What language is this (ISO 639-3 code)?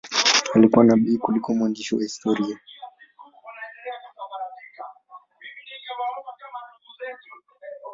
swa